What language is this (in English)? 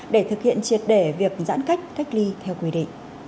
Vietnamese